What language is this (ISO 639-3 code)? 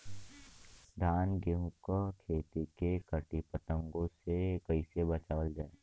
bho